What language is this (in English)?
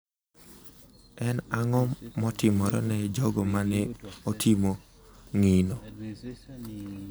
Luo (Kenya and Tanzania)